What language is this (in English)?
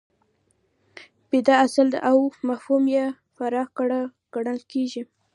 Pashto